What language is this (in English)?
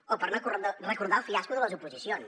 Catalan